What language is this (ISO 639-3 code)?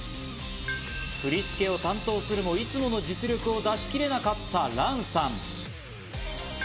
jpn